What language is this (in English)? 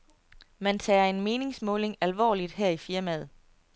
Danish